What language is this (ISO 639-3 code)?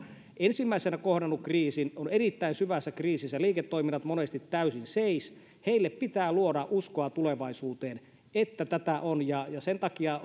fin